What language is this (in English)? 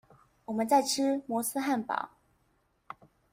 Chinese